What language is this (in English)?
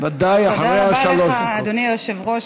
Hebrew